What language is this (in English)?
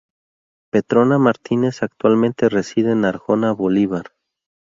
Spanish